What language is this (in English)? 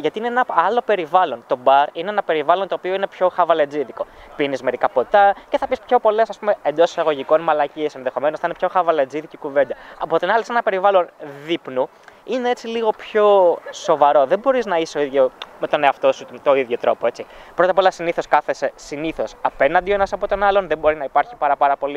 Greek